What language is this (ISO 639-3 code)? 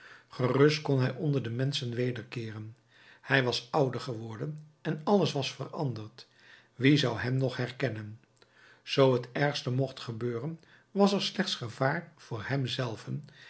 nld